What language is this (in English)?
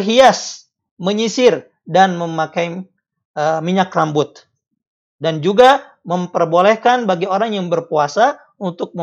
Indonesian